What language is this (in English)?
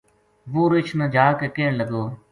Gujari